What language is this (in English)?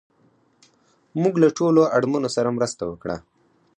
Pashto